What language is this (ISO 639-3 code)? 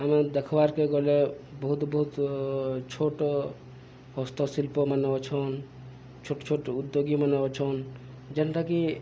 ori